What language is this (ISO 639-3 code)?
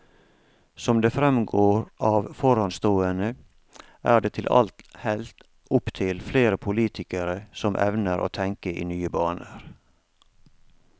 nor